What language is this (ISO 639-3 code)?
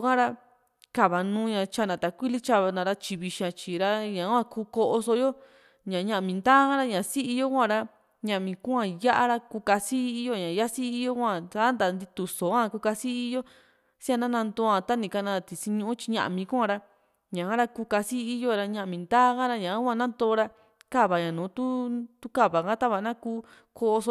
vmc